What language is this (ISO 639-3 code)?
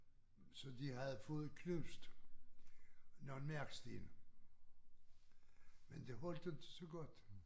dan